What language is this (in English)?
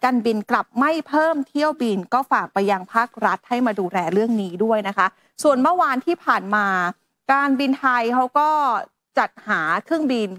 Thai